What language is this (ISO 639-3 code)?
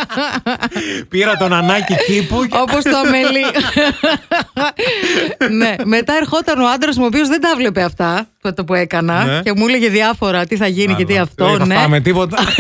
ell